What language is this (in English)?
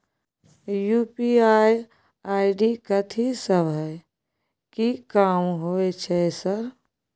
Maithili